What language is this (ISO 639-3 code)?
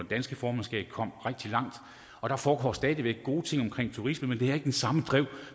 dan